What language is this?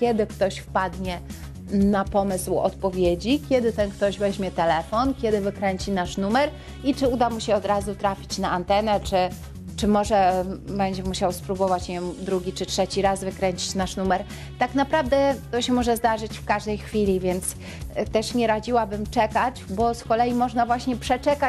Polish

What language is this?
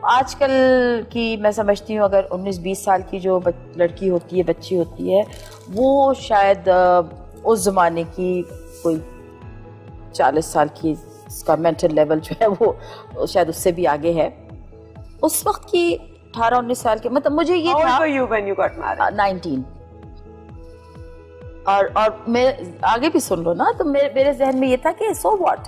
Hindi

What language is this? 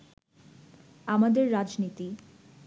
Bangla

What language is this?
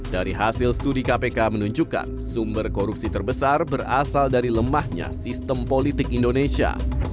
Indonesian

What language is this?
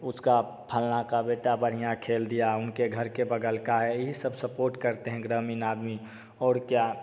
Hindi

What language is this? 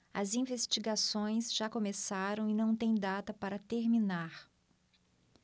Portuguese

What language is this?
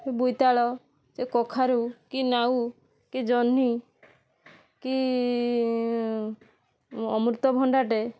Odia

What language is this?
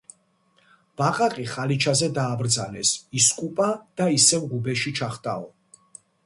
Georgian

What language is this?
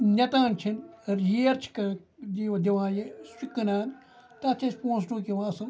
Kashmiri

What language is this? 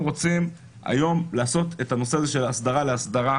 Hebrew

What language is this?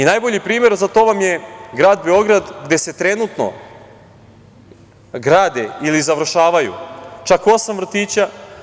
Serbian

